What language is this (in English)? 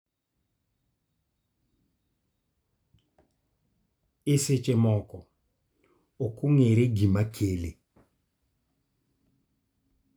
Luo (Kenya and Tanzania)